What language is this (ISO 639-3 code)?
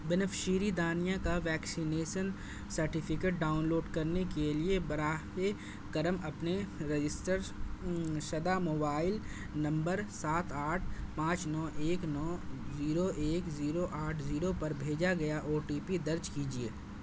urd